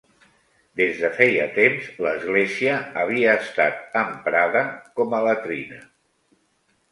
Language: Catalan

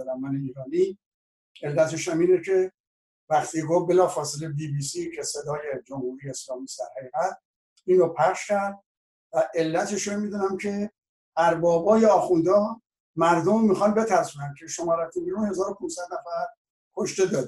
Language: Persian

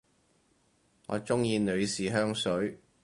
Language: Cantonese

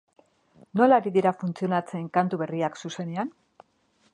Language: Basque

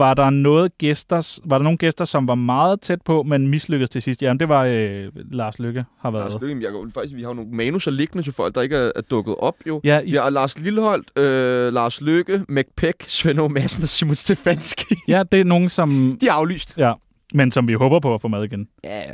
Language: Danish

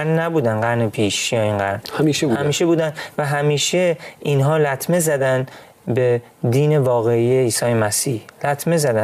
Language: Persian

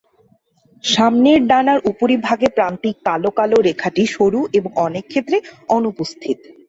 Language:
Bangla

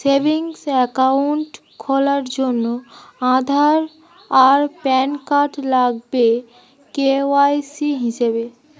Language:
Bangla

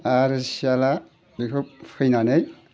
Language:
Bodo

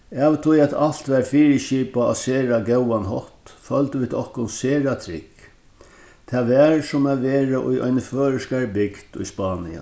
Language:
Faroese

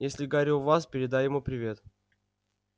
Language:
Russian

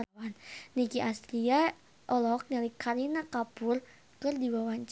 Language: Sundanese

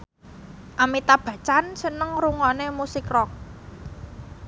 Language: Javanese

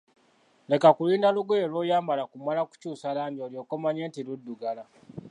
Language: Ganda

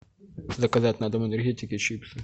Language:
Russian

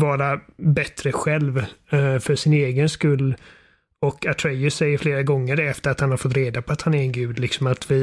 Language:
Swedish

